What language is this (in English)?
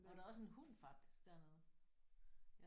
Danish